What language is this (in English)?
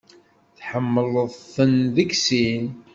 Kabyle